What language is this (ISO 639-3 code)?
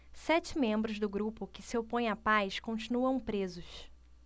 por